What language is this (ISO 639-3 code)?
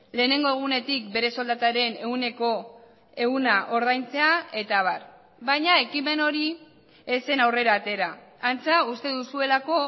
eus